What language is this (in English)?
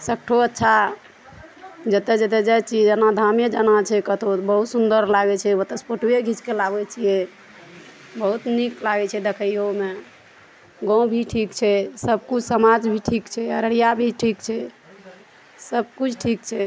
Maithili